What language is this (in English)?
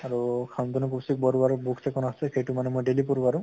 Assamese